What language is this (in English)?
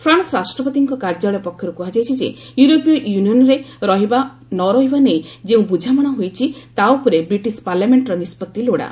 Odia